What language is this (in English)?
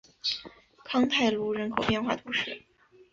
Chinese